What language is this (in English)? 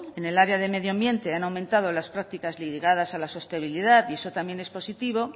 Spanish